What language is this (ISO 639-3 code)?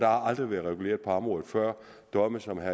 dan